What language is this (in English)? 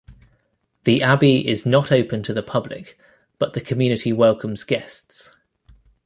English